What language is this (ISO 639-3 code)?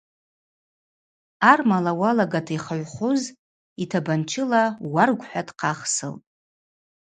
abq